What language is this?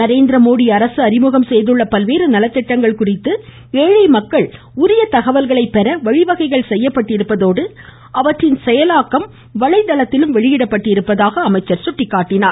Tamil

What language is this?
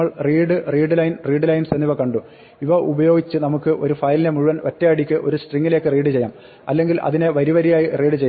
Malayalam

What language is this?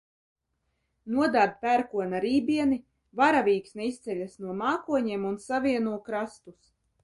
Latvian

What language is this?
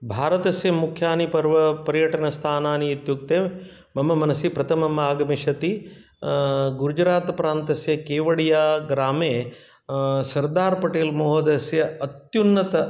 Sanskrit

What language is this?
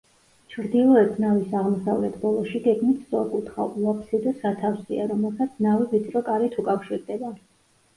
Georgian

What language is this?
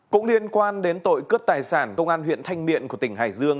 Vietnamese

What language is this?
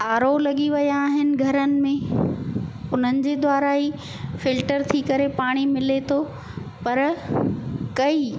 Sindhi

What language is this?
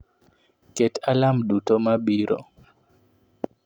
Luo (Kenya and Tanzania)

